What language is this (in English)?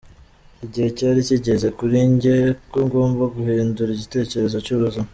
Kinyarwanda